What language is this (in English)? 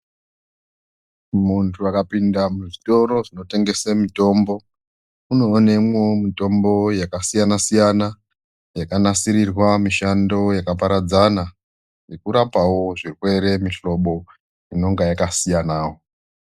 Ndau